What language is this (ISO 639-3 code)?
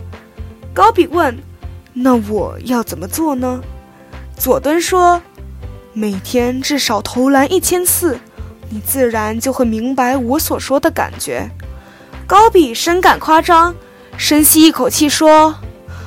zho